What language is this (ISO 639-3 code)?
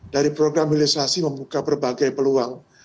ind